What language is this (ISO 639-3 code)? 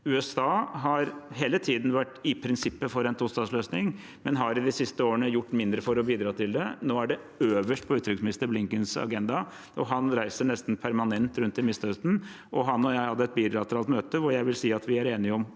nor